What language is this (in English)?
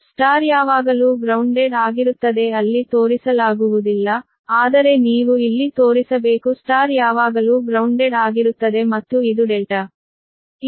Kannada